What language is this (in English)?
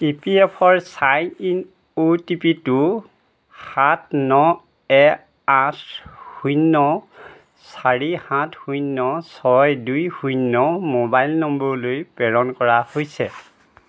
Assamese